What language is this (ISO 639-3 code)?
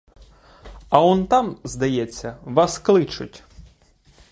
ukr